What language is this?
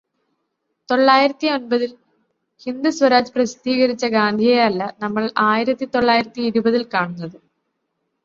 Malayalam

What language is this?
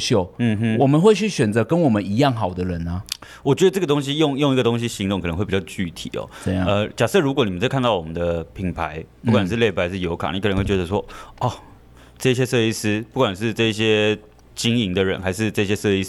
Chinese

